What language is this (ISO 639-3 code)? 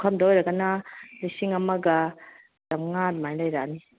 mni